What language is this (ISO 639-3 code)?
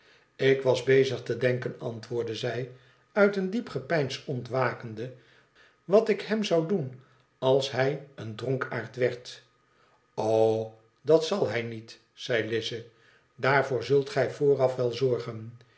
nld